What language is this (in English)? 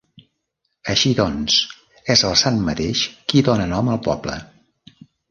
Catalan